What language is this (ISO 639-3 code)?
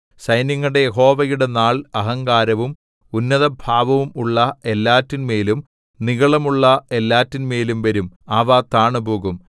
mal